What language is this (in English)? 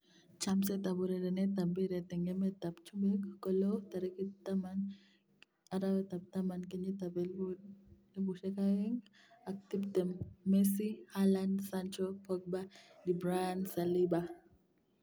Kalenjin